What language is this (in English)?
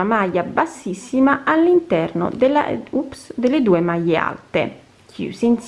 Italian